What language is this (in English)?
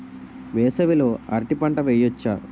Telugu